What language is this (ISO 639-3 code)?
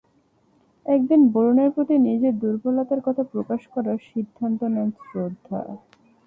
ben